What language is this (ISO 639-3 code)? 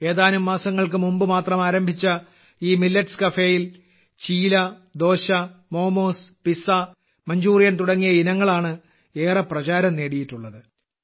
mal